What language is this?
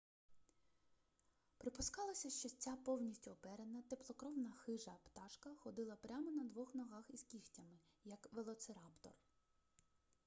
Ukrainian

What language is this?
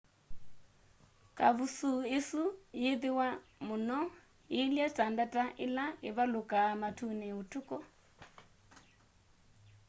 Kamba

